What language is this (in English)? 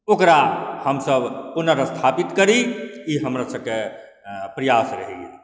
Maithili